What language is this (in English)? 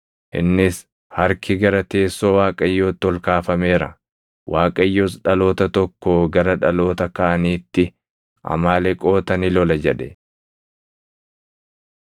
Oromo